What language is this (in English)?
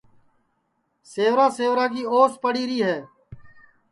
Sansi